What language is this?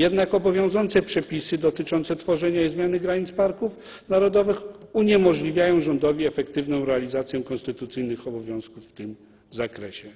Polish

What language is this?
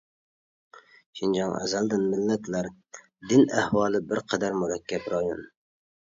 Uyghur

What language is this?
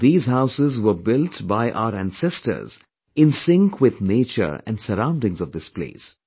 English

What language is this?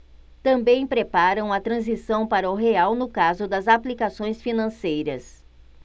Portuguese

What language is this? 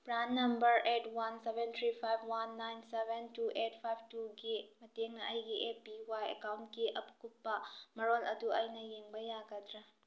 Manipuri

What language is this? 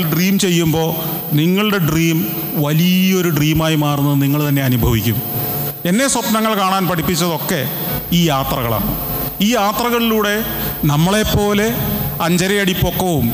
Malayalam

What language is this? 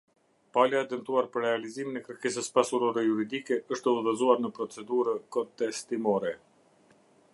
Albanian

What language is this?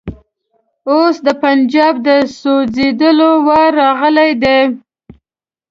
Pashto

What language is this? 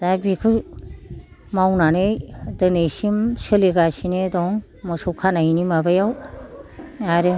Bodo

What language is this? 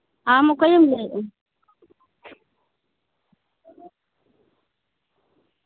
Santali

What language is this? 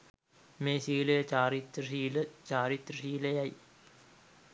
Sinhala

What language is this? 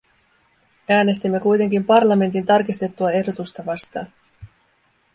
Finnish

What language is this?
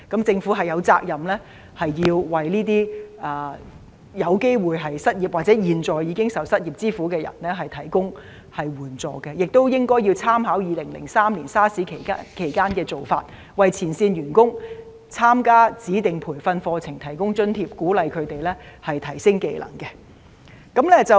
Cantonese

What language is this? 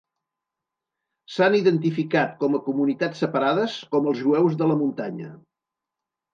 Catalan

